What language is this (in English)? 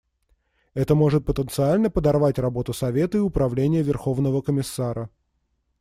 Russian